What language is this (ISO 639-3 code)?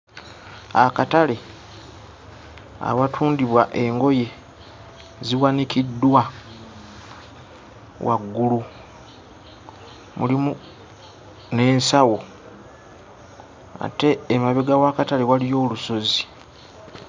lug